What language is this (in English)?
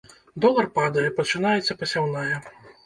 Belarusian